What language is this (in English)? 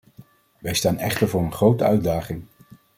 Dutch